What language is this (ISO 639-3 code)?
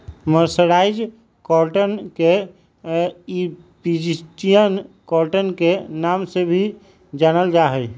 mag